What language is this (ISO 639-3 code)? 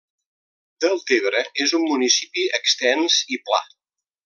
cat